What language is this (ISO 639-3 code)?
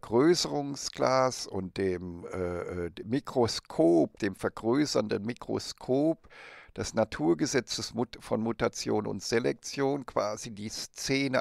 deu